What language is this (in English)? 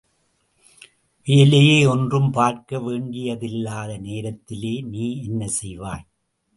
Tamil